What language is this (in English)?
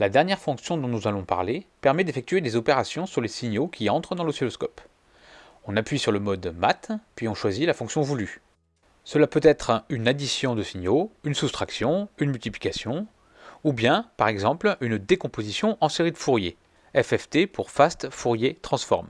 French